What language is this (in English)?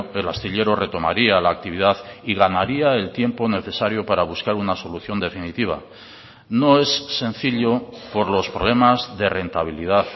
Spanish